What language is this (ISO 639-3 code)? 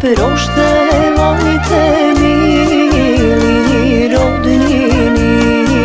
ron